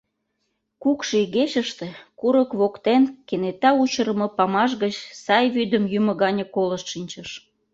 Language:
Mari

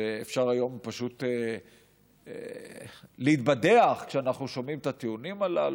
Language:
Hebrew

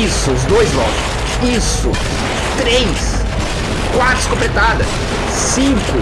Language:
Portuguese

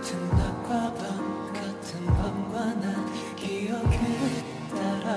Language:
Korean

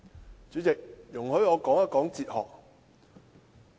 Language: Cantonese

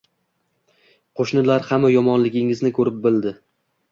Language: Uzbek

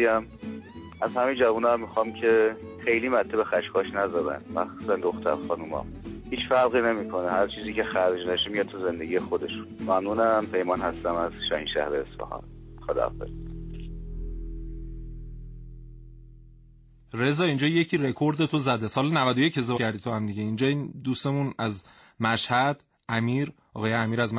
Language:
Persian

